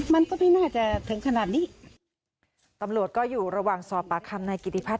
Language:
Thai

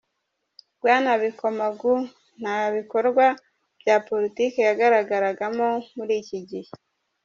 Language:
Kinyarwanda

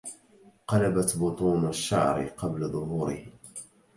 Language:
Arabic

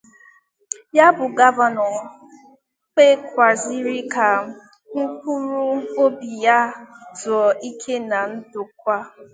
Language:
Igbo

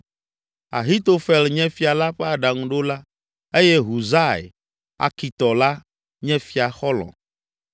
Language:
Ewe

